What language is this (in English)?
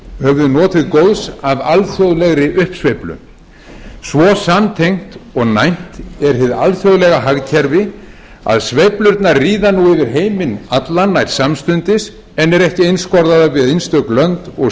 Icelandic